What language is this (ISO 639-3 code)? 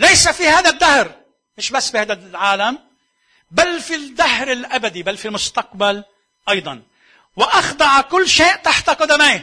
ara